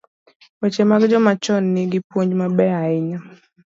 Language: Luo (Kenya and Tanzania)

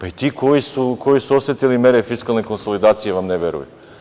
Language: Serbian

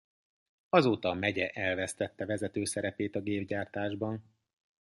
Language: Hungarian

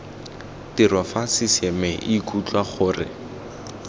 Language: Tswana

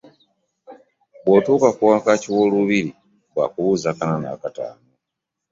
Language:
Ganda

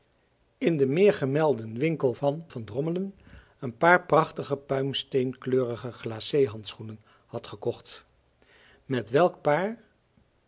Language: Dutch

